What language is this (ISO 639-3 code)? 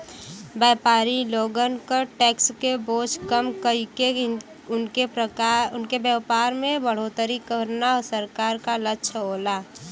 bho